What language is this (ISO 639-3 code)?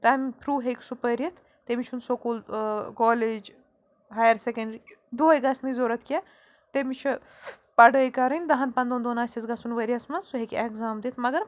kas